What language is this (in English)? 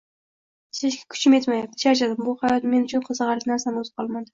Uzbek